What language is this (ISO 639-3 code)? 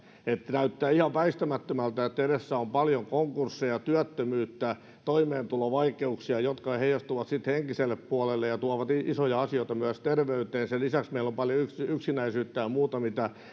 fin